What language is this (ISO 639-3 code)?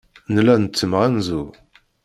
kab